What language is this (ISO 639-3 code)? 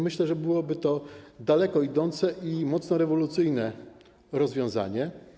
pol